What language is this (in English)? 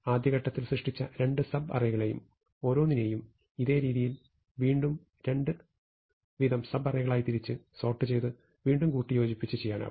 Malayalam